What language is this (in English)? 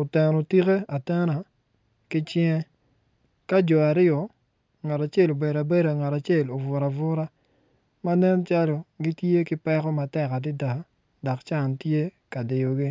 Acoli